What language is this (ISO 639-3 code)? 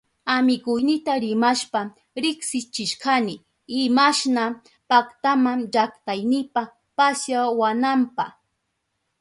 qup